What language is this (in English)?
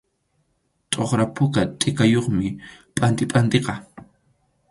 Arequipa-La Unión Quechua